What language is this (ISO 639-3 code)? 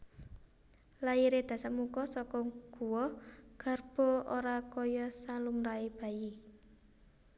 jav